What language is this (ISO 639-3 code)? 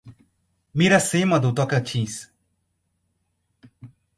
por